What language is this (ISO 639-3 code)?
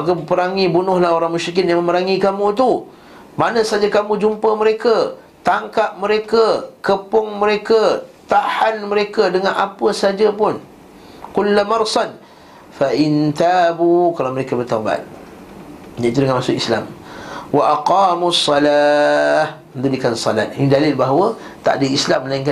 msa